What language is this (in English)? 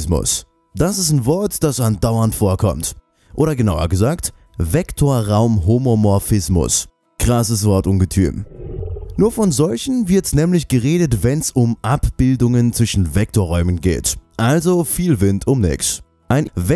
German